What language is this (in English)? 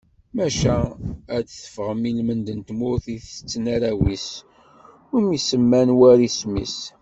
Kabyle